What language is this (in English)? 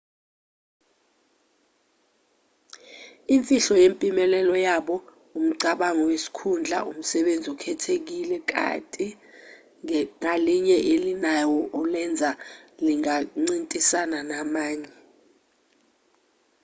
Zulu